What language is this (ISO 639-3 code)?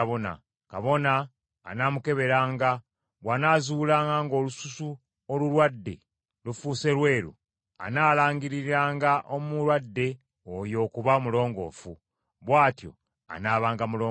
lug